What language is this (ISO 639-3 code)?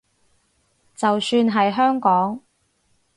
yue